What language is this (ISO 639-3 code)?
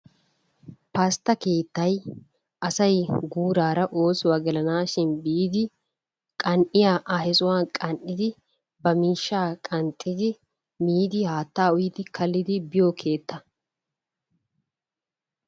wal